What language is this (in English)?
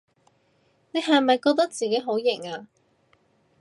Cantonese